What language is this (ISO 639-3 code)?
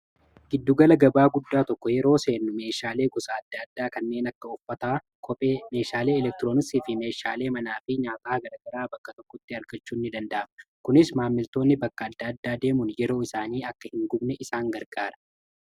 orm